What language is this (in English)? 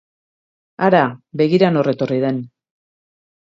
Basque